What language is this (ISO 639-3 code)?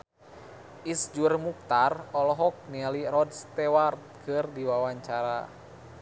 sun